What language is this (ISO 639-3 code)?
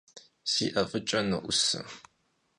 kbd